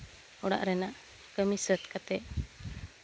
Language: Santali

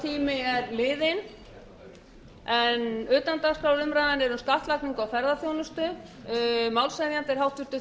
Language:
Icelandic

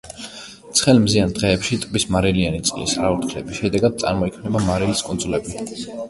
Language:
Georgian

